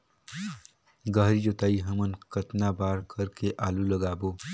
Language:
Chhattisgarhi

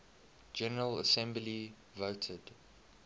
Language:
English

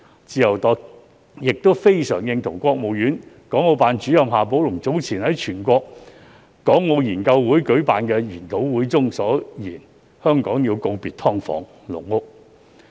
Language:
Cantonese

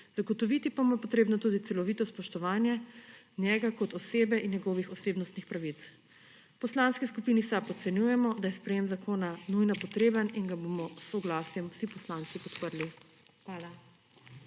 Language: Slovenian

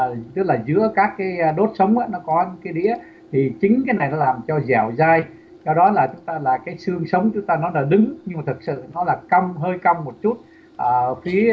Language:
Vietnamese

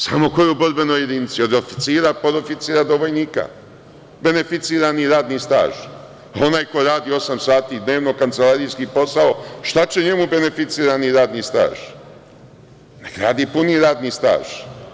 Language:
Serbian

